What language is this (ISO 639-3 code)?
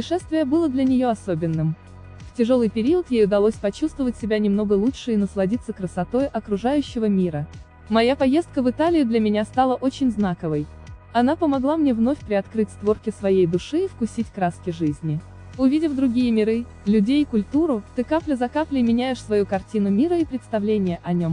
rus